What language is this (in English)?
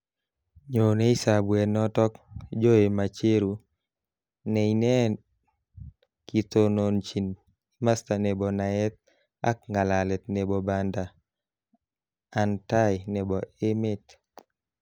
Kalenjin